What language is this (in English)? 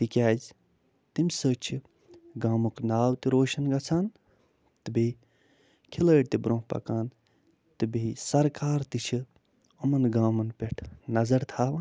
Kashmiri